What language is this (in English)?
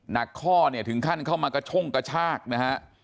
Thai